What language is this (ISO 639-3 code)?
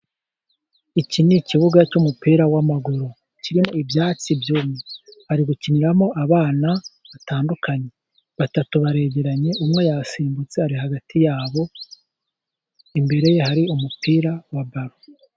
kin